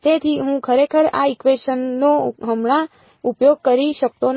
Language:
Gujarati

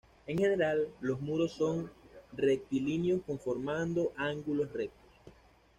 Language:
Spanish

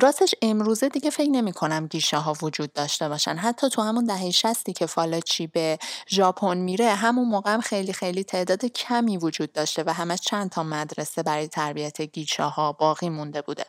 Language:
Persian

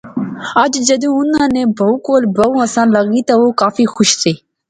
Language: Pahari-Potwari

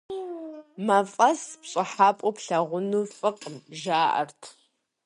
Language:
Kabardian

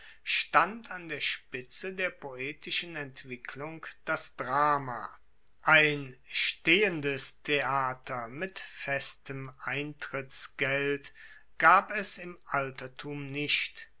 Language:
German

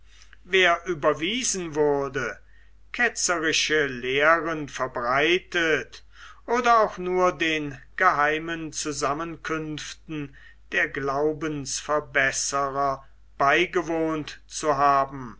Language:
German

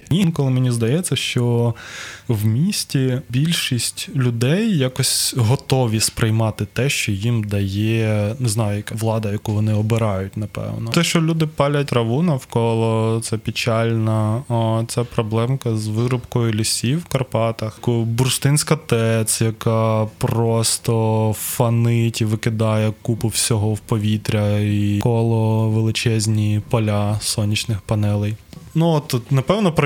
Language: Ukrainian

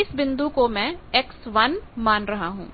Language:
Hindi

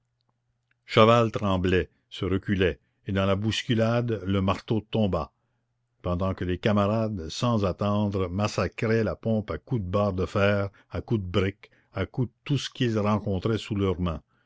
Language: French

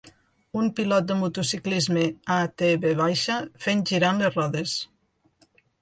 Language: Catalan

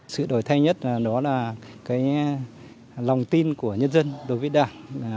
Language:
Vietnamese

